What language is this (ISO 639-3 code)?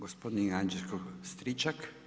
hrv